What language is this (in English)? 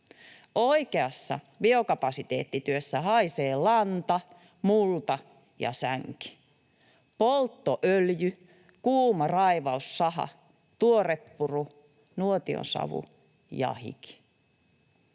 Finnish